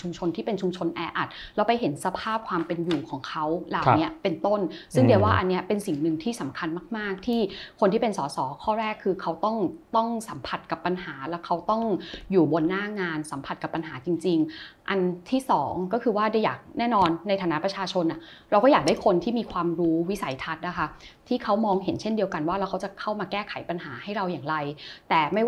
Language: Thai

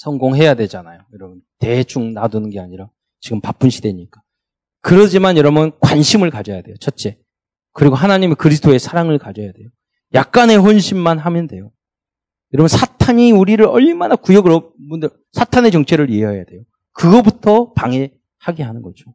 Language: Korean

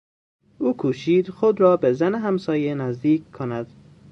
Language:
Persian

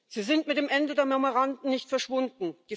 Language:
German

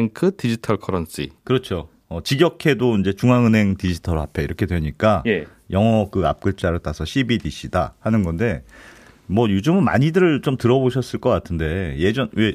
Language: Korean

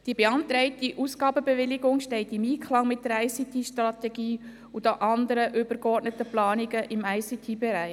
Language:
Swiss German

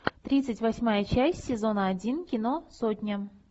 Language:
Russian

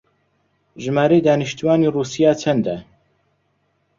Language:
Central Kurdish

